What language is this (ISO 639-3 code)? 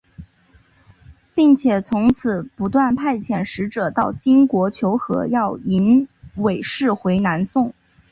zho